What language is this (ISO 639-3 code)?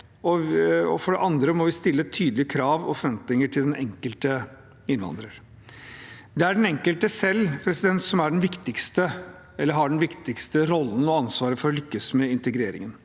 nor